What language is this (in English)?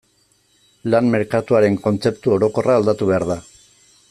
Basque